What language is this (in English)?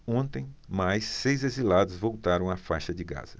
Portuguese